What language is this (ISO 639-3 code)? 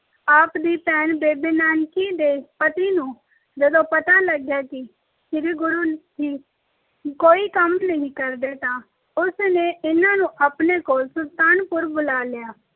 pan